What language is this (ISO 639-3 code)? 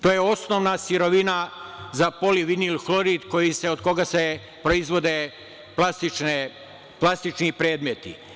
srp